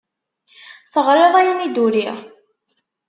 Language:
Kabyle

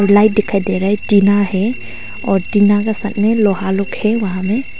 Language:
Hindi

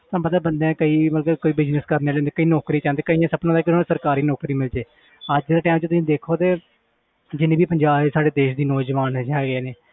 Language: Punjabi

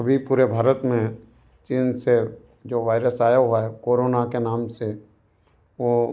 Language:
Hindi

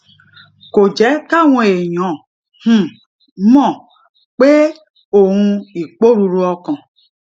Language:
Yoruba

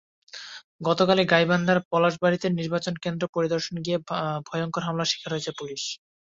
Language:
Bangla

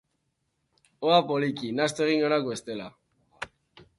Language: Basque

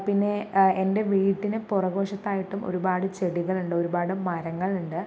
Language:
Malayalam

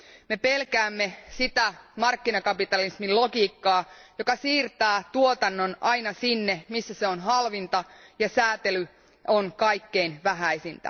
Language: Finnish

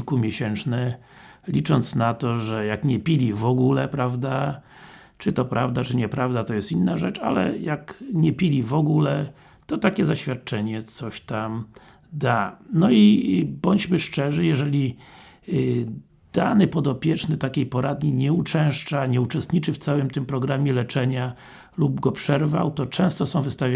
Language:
Polish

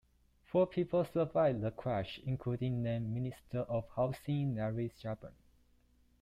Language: English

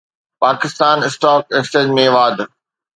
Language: Sindhi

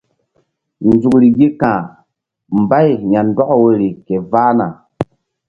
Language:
Mbum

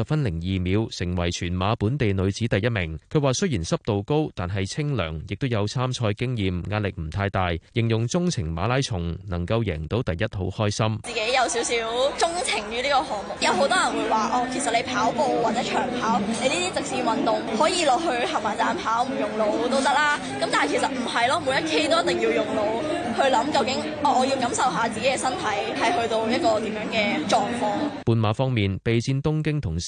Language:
Chinese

